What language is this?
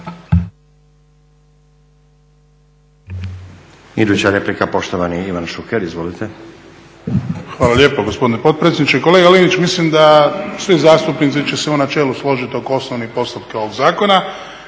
Croatian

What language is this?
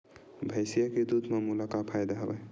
Chhattisgarhi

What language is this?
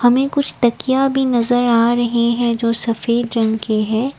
Hindi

